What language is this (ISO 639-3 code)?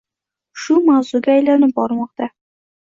uzb